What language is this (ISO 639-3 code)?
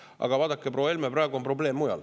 est